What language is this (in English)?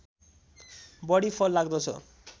Nepali